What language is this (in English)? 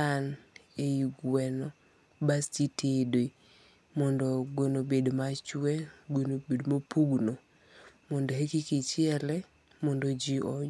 Luo (Kenya and Tanzania)